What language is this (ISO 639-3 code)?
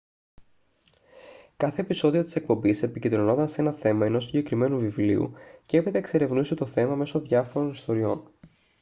ell